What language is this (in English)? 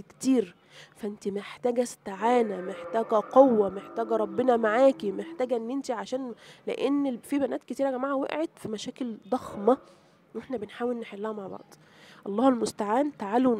Arabic